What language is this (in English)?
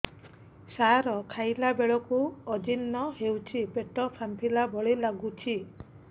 Odia